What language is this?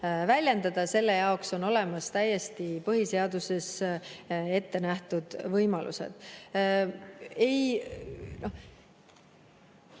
Estonian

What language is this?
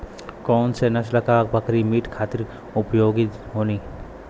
Bhojpuri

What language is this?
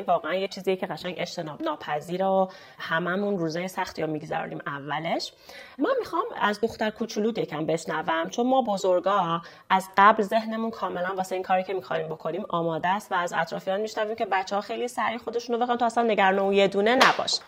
Persian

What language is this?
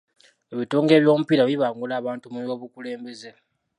Ganda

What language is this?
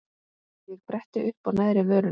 Icelandic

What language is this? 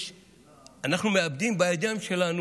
Hebrew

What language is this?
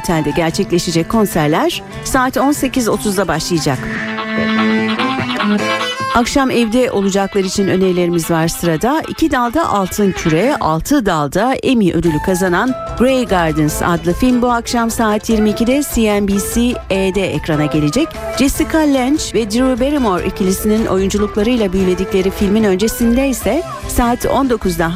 Turkish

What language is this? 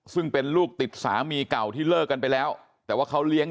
Thai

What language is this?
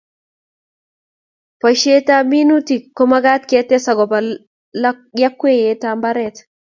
Kalenjin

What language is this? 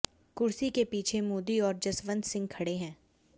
Hindi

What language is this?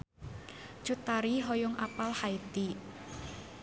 Sundanese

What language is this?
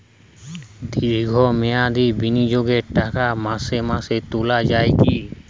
Bangla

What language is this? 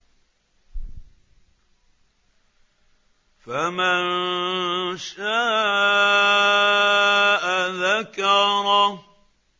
Arabic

